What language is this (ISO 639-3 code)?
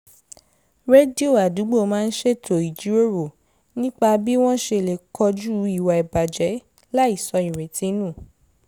yor